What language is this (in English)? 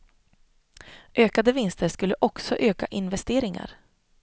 Swedish